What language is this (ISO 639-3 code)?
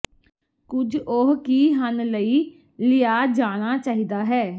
pan